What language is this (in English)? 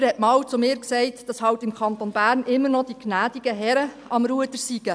Swiss German